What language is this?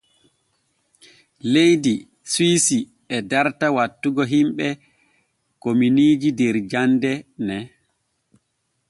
Borgu Fulfulde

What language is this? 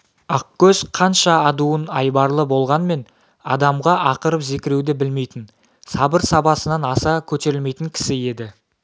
Kazakh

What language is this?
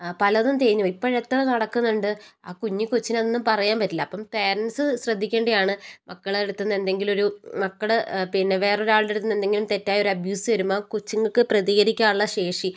Malayalam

